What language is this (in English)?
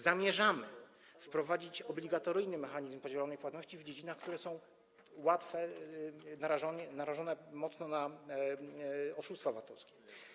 Polish